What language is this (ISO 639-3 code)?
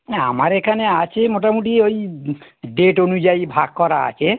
ben